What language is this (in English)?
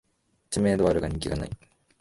Japanese